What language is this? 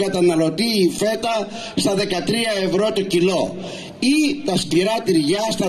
Greek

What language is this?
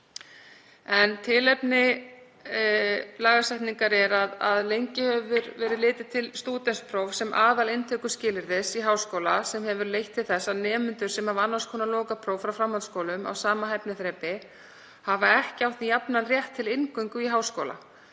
Icelandic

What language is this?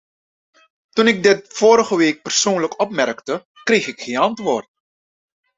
Dutch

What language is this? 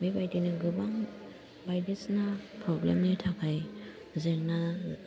Bodo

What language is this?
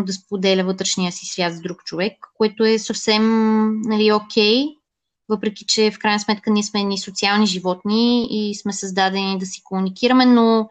Bulgarian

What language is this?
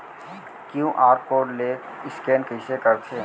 Chhattisgarhi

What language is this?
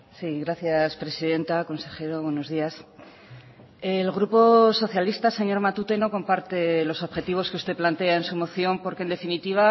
Spanish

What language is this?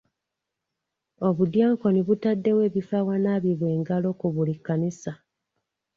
Ganda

